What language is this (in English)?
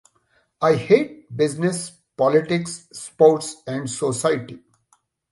English